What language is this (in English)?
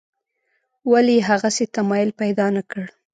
Pashto